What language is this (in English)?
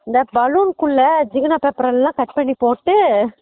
Tamil